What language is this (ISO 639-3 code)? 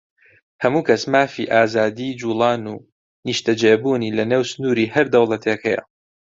ckb